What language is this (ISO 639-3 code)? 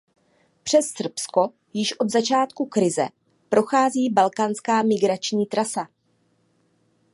ces